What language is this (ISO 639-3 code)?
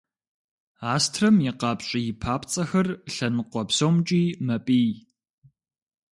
kbd